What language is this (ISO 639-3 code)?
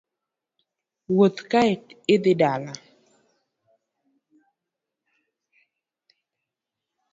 luo